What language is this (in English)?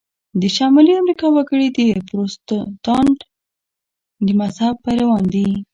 Pashto